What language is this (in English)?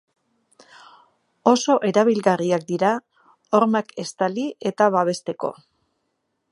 Basque